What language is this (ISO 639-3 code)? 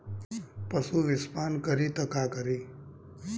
bho